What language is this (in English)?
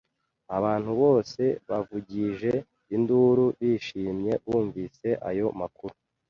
Kinyarwanda